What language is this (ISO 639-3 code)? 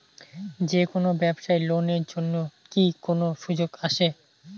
ben